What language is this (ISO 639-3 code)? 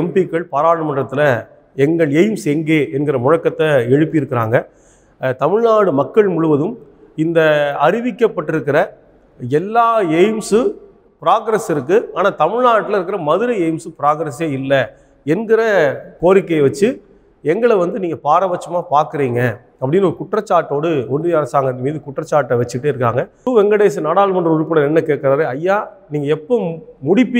tur